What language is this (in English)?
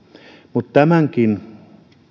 Finnish